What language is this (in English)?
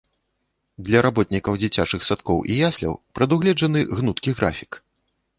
Belarusian